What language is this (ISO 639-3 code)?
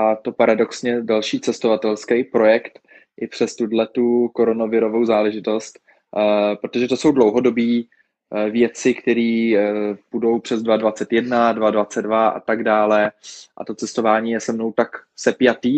ces